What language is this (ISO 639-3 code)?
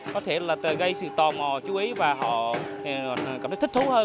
vie